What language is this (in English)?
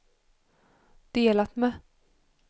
Swedish